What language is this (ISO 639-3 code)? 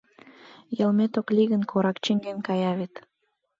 chm